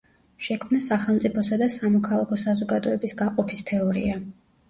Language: Georgian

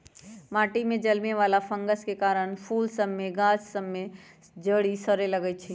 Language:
Magahi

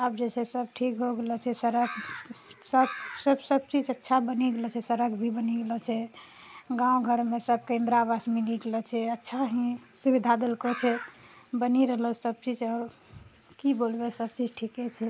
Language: Maithili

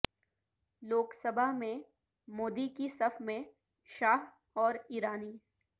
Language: Urdu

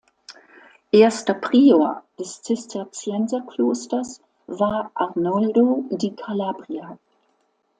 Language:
German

